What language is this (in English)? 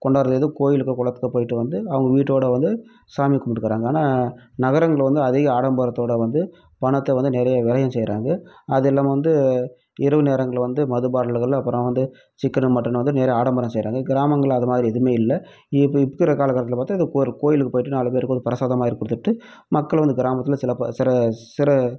Tamil